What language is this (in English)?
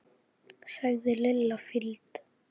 Icelandic